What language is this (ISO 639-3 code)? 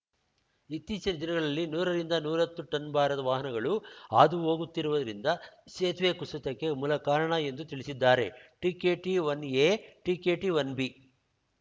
kan